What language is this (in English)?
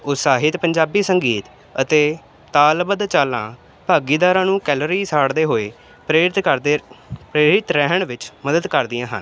Punjabi